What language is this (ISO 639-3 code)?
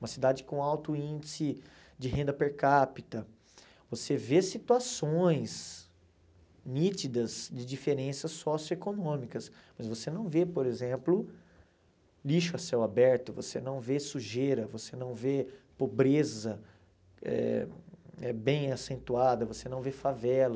por